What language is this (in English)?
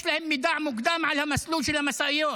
Hebrew